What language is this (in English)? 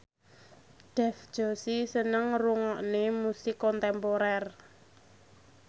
Javanese